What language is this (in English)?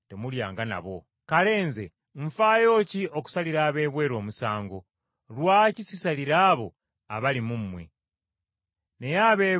Ganda